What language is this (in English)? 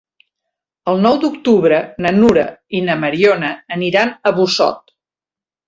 Catalan